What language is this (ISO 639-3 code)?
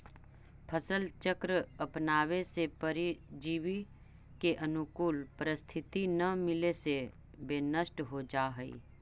mag